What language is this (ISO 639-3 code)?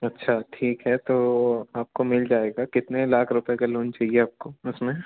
hin